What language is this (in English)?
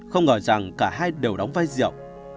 Vietnamese